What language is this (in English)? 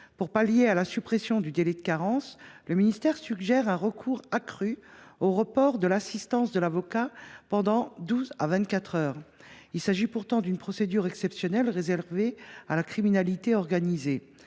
French